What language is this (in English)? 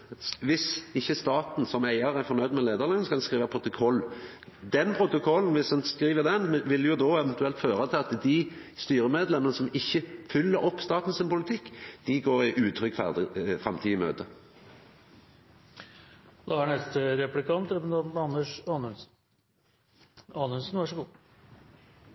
Norwegian